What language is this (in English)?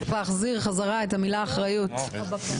Hebrew